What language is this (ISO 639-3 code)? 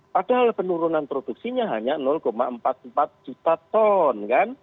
ind